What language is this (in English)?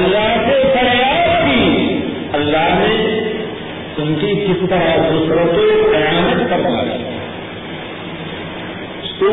Urdu